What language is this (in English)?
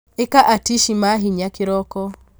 Kikuyu